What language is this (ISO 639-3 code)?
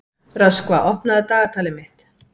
isl